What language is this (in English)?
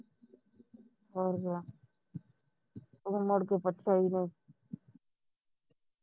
Punjabi